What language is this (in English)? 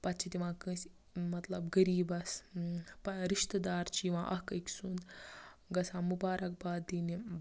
Kashmiri